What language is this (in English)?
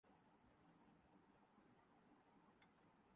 Urdu